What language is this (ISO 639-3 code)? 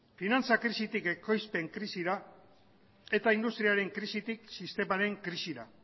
eus